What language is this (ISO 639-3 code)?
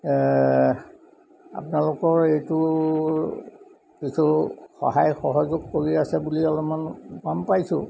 asm